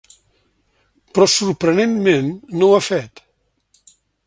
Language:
Catalan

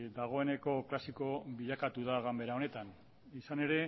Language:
Basque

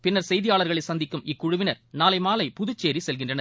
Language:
Tamil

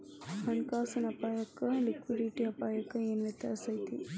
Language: Kannada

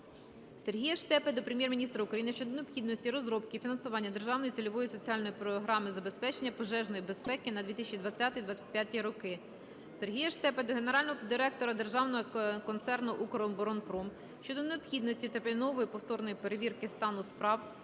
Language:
Ukrainian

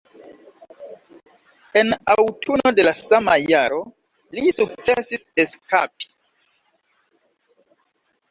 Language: Esperanto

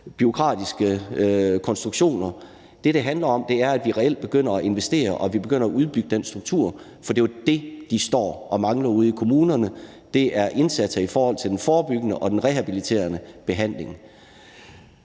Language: Danish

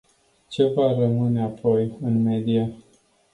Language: Romanian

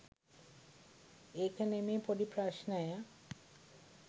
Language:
Sinhala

